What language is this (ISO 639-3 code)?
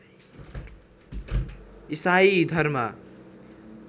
nep